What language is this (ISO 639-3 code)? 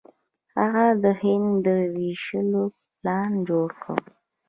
pus